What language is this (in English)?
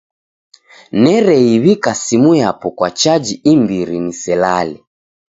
Taita